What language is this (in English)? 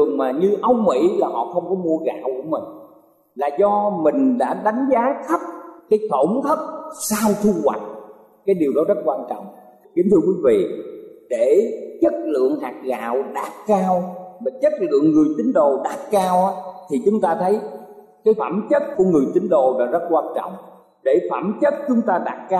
Vietnamese